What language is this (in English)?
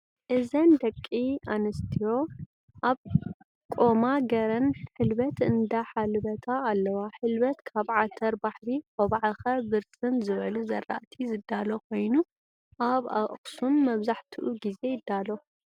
Tigrinya